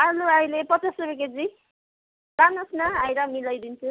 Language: Nepali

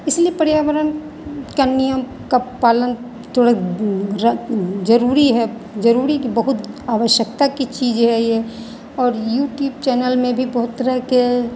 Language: Hindi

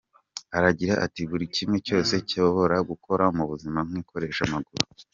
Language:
Kinyarwanda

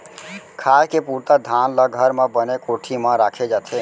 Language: Chhattisgarhi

